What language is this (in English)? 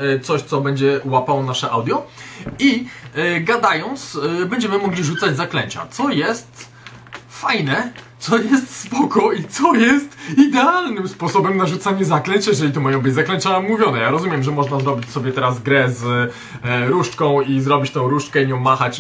Polish